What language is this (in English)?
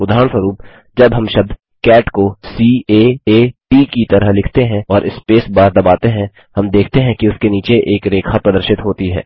Hindi